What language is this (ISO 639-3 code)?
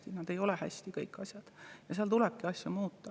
est